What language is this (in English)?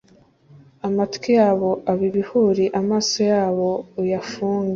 Kinyarwanda